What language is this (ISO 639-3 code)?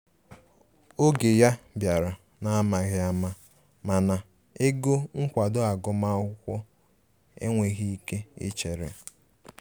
ibo